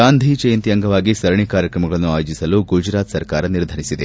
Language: Kannada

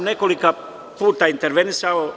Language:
Serbian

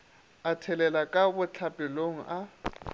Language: Northern Sotho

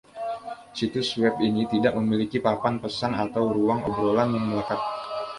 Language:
Indonesian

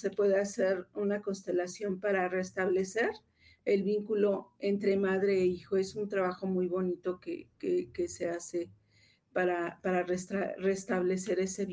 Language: Spanish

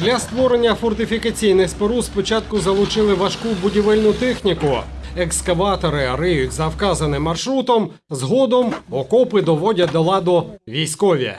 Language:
Ukrainian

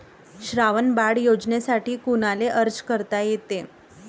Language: Marathi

